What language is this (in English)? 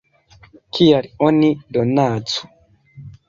Esperanto